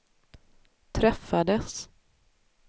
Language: Swedish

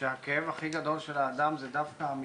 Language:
Hebrew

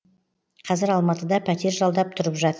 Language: Kazakh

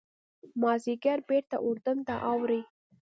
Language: Pashto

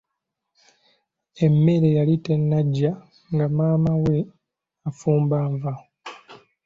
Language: Ganda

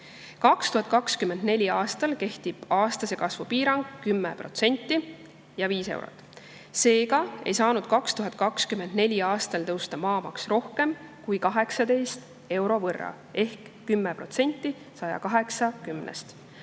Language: Estonian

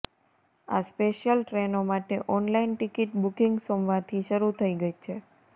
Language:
Gujarati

